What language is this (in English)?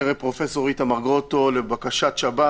Hebrew